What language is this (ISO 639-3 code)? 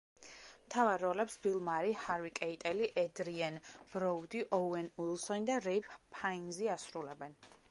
kat